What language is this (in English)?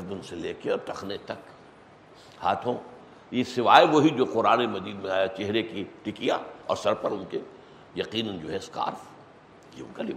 Urdu